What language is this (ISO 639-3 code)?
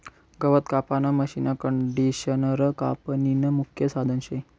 mar